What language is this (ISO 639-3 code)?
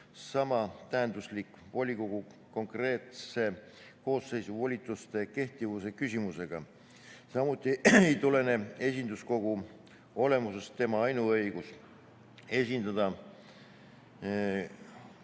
est